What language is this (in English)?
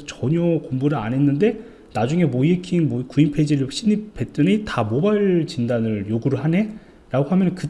Korean